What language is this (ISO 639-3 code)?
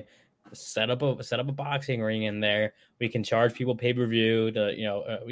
eng